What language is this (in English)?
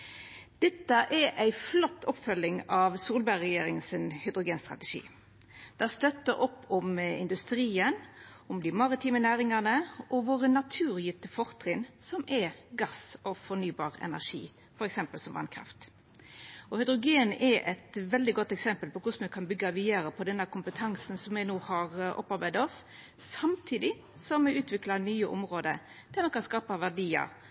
Norwegian Nynorsk